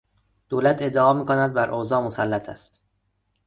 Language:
Persian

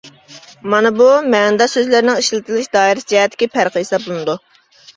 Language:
Uyghur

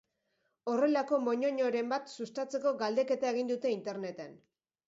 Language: Basque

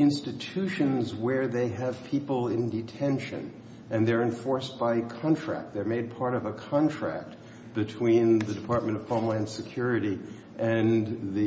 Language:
English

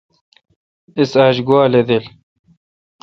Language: Kalkoti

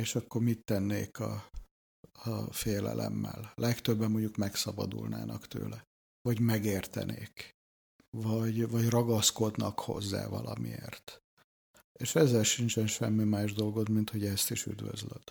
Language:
Hungarian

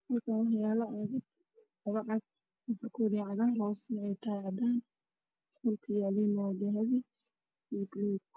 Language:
Somali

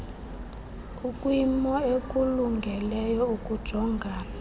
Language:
Xhosa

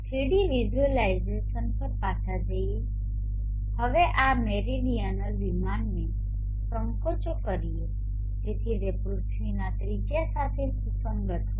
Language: Gujarati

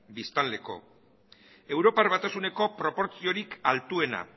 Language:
Basque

